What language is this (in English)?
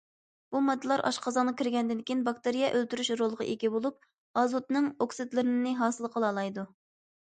Uyghur